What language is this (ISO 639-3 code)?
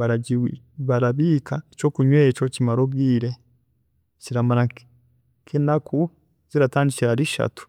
cgg